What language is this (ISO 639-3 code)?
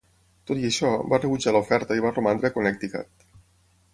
cat